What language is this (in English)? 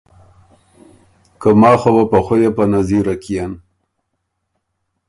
Ormuri